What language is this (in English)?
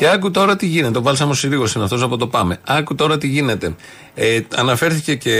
Greek